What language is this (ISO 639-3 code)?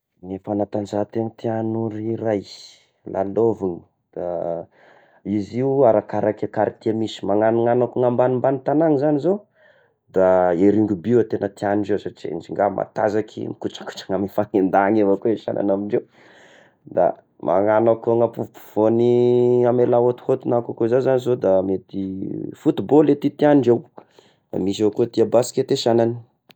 tkg